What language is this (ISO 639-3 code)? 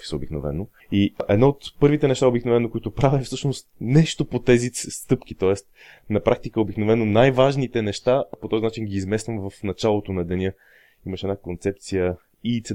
bul